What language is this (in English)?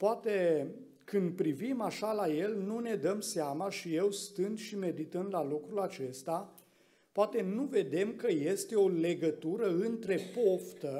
Romanian